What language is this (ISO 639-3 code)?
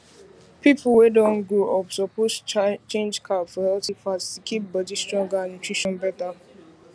pcm